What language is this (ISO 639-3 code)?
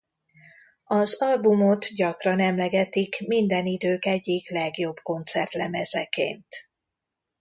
hun